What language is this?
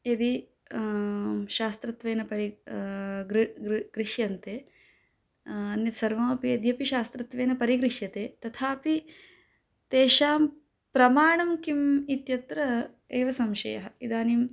Sanskrit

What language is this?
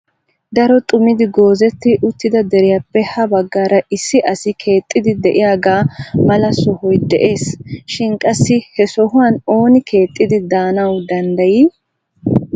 Wolaytta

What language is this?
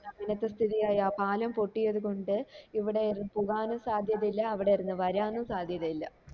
Malayalam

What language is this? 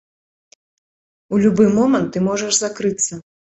Belarusian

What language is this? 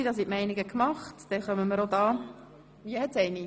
Swiss German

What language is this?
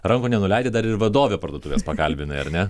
Lithuanian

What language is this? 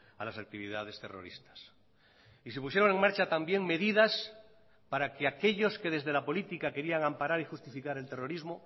Spanish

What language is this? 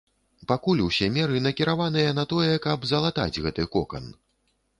Belarusian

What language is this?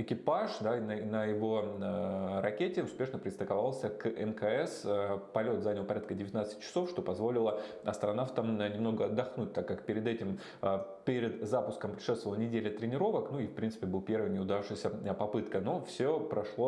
Russian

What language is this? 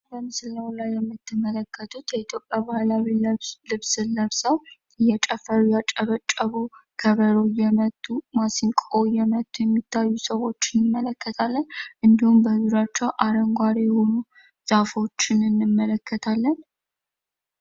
Amharic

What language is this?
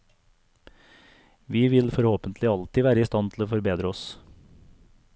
Norwegian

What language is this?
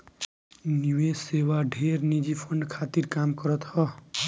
Bhojpuri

